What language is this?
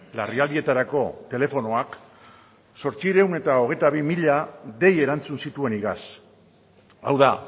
Basque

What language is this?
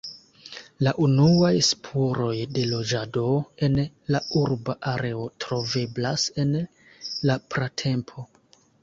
Esperanto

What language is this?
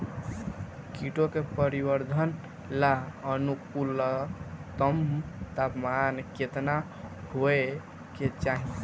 Bhojpuri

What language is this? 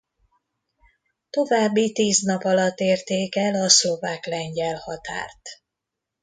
Hungarian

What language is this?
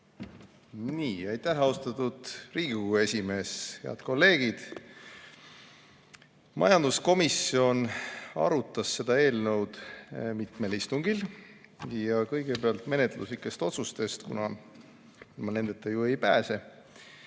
Estonian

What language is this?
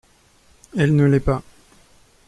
French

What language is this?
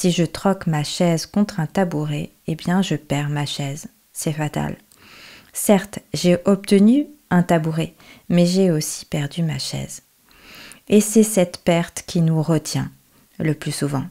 French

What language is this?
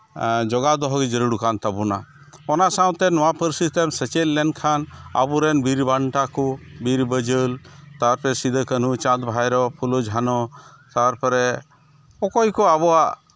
Santali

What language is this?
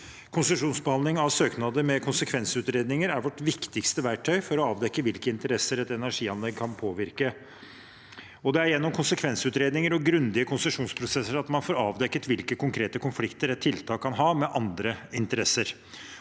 Norwegian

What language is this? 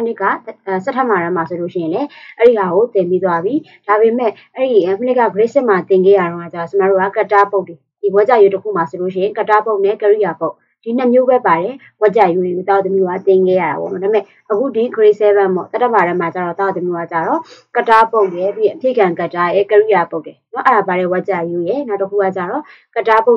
Indonesian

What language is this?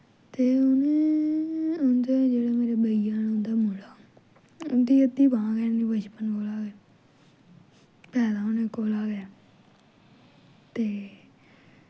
Dogri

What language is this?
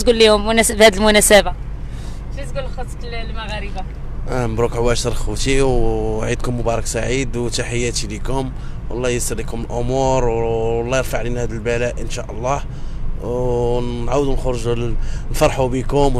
Arabic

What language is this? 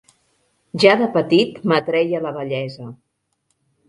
Catalan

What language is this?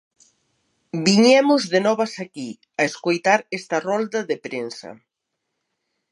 Galician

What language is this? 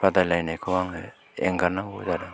Bodo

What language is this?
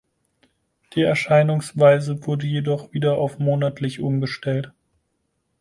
German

